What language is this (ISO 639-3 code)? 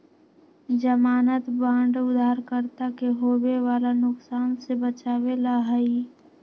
mag